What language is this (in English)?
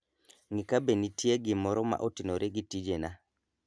Luo (Kenya and Tanzania)